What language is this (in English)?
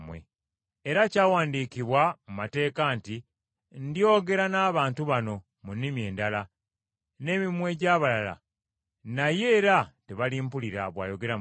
Ganda